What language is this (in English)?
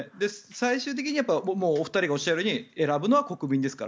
Japanese